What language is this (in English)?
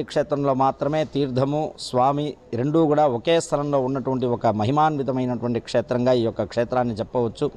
Telugu